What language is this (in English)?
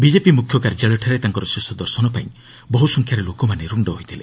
Odia